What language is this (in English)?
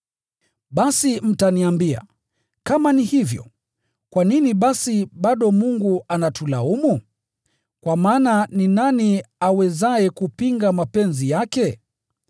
Swahili